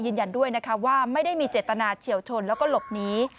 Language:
Thai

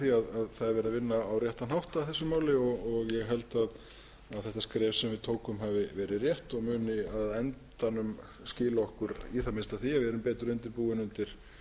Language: Icelandic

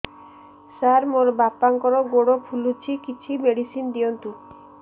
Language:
Odia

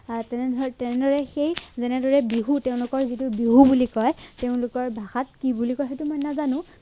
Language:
Assamese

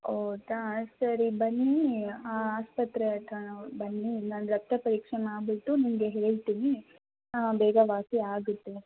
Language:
Kannada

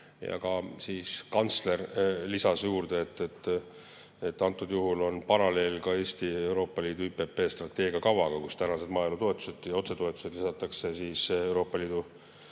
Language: Estonian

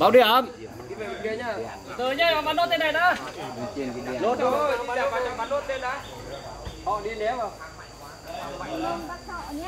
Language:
Vietnamese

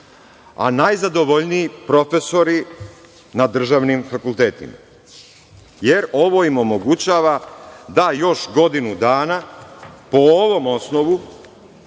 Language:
Serbian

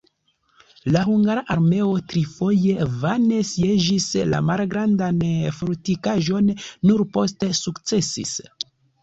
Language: Esperanto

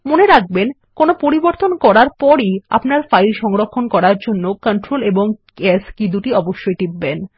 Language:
Bangla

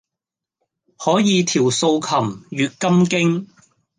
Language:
Cantonese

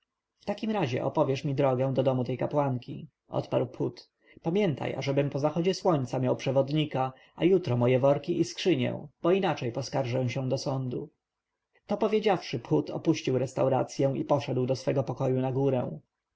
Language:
Polish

